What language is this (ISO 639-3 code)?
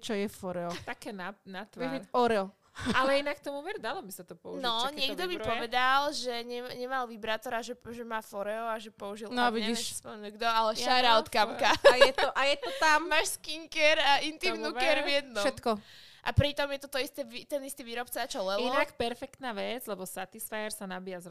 slk